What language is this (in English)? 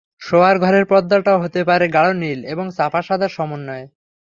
Bangla